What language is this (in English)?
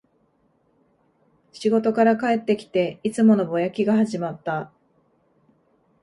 Japanese